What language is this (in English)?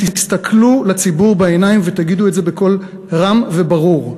Hebrew